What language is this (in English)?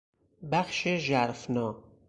Persian